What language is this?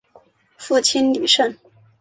Chinese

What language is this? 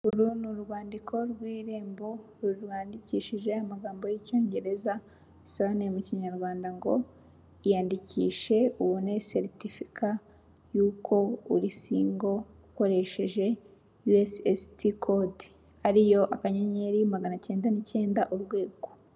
Kinyarwanda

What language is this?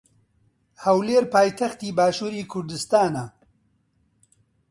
Central Kurdish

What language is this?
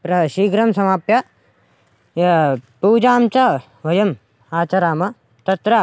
Sanskrit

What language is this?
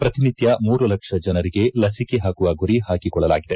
Kannada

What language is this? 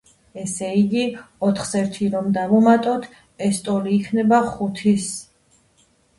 Georgian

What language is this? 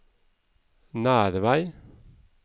Norwegian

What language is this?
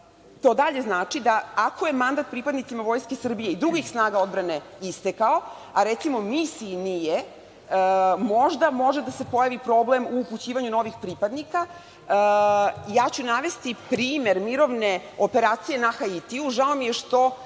Serbian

